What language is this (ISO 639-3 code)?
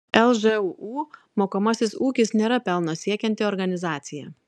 lit